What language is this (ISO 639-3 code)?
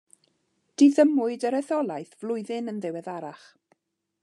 cym